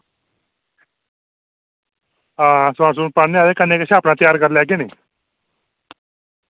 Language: Dogri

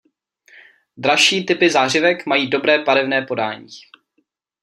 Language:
Czech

